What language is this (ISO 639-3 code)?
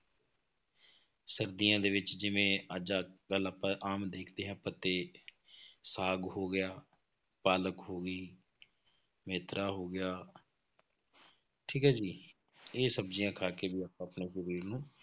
pan